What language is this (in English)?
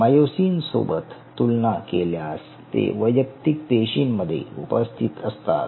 Marathi